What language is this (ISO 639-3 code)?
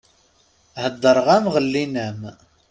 kab